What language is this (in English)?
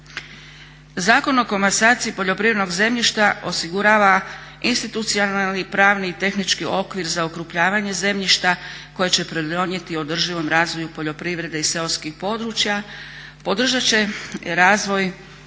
Croatian